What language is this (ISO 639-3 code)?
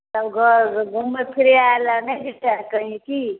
mai